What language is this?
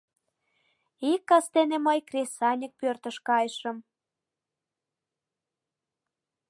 Mari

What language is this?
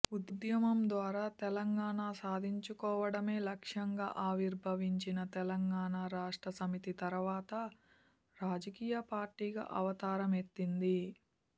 Telugu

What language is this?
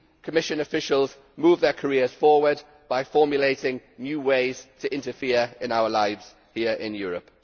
English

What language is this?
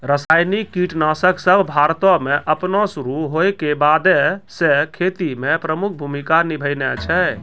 Maithili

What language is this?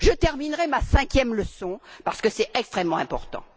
French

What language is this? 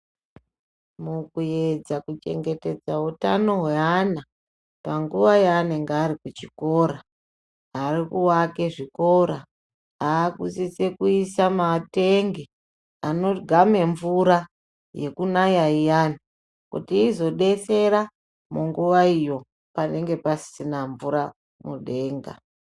Ndau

